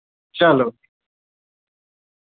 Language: Dogri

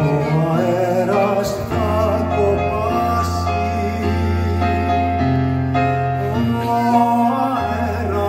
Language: Greek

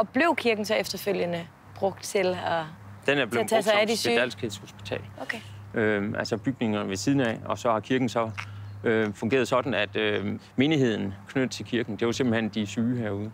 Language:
Danish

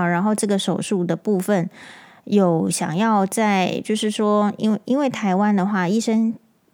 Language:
Chinese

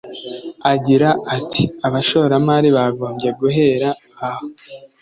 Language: Kinyarwanda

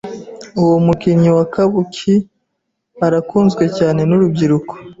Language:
Kinyarwanda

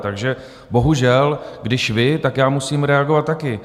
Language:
Czech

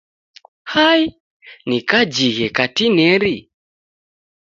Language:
Taita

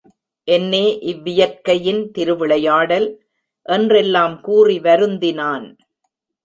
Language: Tamil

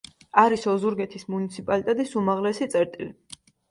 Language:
Georgian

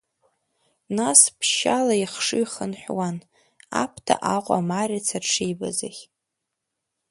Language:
Abkhazian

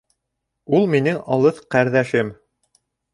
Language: Bashkir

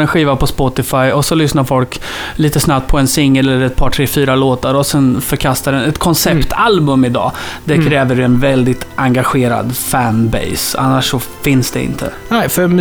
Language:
Swedish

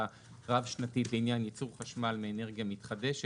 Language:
Hebrew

